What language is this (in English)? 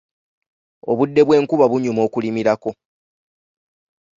Ganda